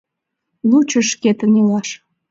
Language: Mari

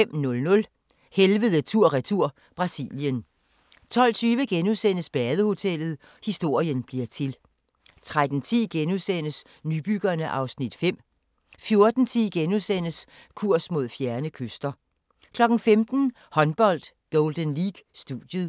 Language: Danish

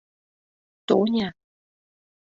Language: Mari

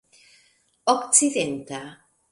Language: Esperanto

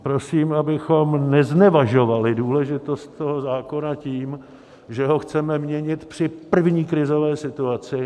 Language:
Czech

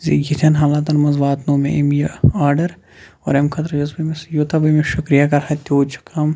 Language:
Kashmiri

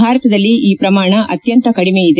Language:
Kannada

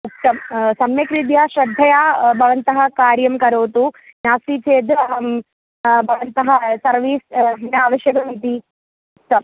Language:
Sanskrit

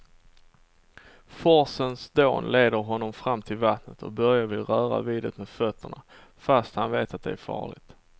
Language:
Swedish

